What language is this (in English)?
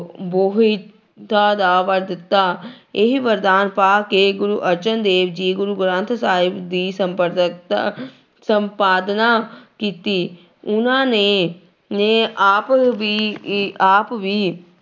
Punjabi